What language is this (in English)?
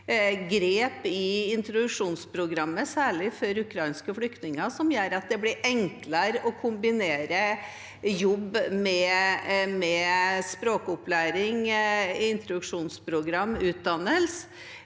Norwegian